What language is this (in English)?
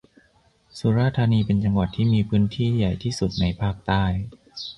Thai